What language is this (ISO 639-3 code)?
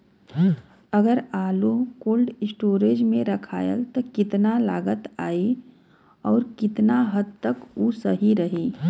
bho